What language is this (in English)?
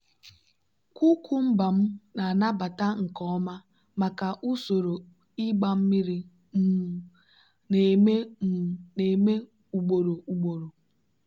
Igbo